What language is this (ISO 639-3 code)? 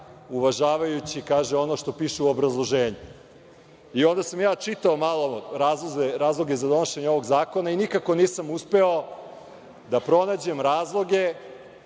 srp